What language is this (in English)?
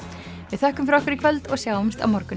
Icelandic